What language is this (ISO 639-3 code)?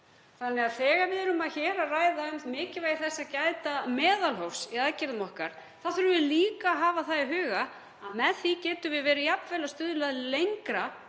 isl